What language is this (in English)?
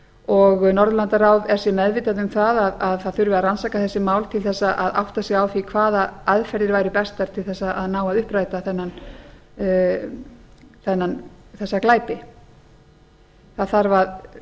Icelandic